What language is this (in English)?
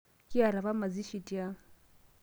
Masai